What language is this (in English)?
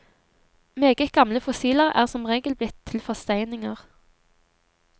Norwegian